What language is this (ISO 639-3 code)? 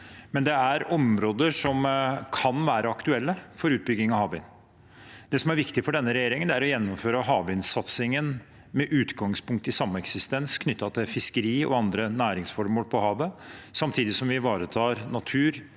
nor